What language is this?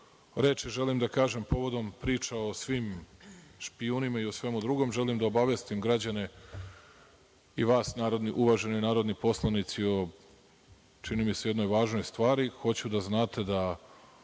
Serbian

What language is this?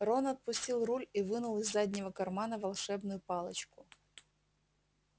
Russian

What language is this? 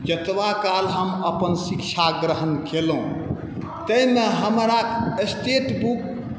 Maithili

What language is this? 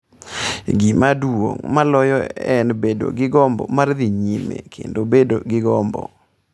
Luo (Kenya and Tanzania)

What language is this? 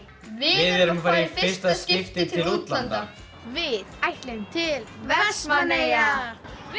Icelandic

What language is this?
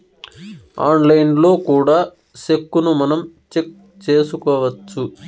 Telugu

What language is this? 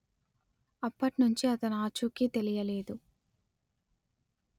Telugu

